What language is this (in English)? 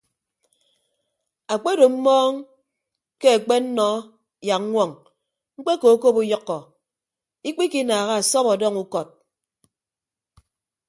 Ibibio